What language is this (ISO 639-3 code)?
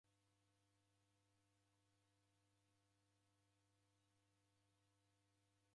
dav